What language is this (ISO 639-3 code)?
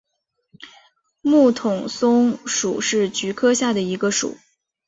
zho